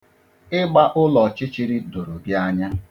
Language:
Igbo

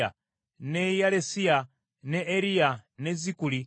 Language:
Ganda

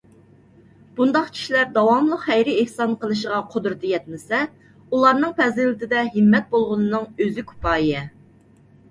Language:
Uyghur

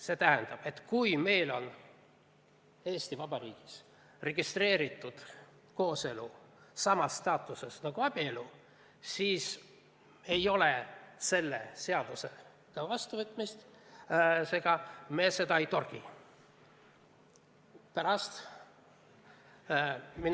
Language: Estonian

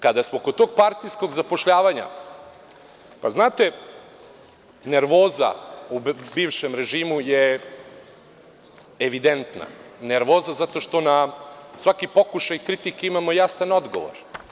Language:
Serbian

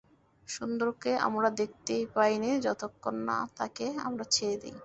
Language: Bangla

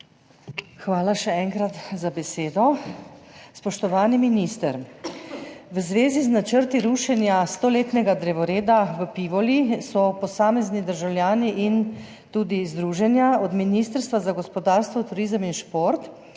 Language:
Slovenian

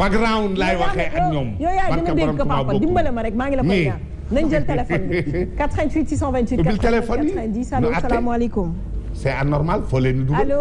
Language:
French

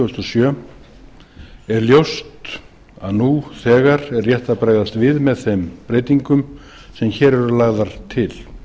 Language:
Icelandic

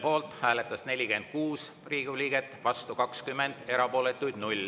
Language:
Estonian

